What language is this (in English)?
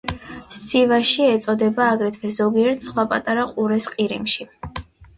Georgian